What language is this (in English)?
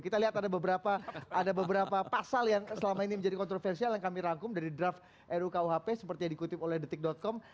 Indonesian